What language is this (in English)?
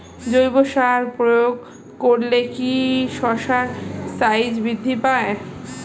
Bangla